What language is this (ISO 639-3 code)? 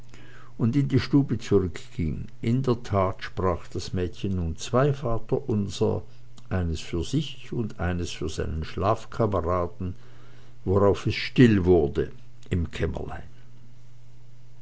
deu